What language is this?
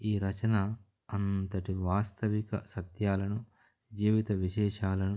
Telugu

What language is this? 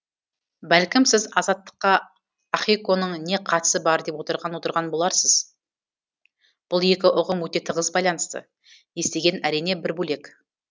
Kazakh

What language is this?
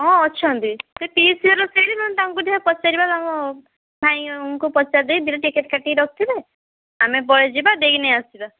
Odia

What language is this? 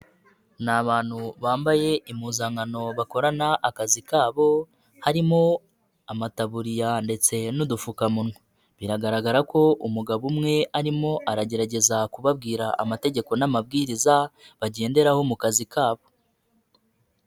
Kinyarwanda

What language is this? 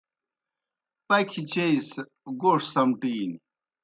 Kohistani Shina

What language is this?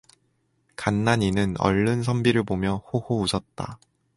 Korean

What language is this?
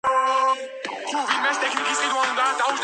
Georgian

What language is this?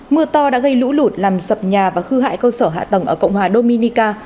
Vietnamese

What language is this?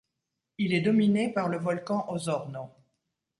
French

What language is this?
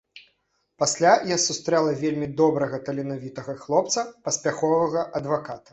Belarusian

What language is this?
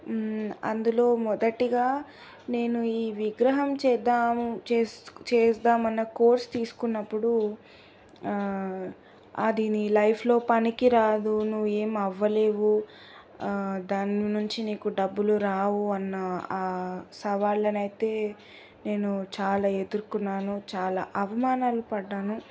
Telugu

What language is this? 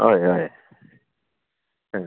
Konkani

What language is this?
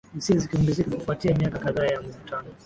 Swahili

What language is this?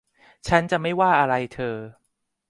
Thai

